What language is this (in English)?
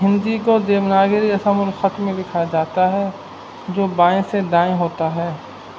Urdu